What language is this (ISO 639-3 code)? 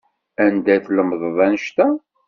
kab